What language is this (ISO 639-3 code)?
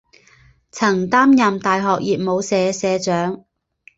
zho